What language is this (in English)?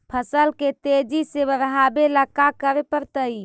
Magahi